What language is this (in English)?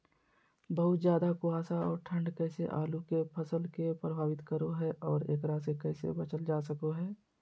Magahi